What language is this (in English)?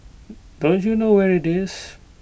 English